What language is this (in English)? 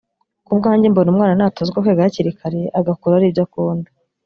Kinyarwanda